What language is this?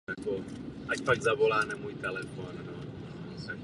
Czech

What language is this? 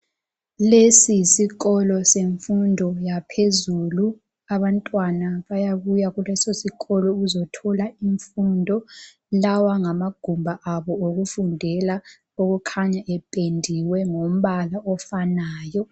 North Ndebele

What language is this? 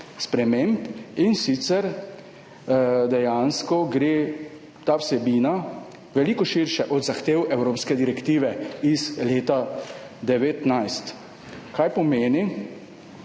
Slovenian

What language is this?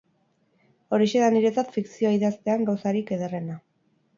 Basque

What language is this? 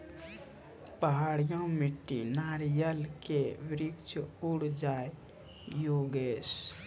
Maithili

